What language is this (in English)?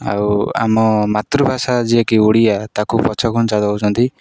Odia